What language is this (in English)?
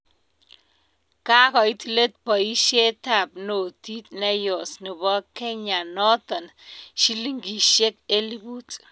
Kalenjin